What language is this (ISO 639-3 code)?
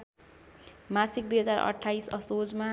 nep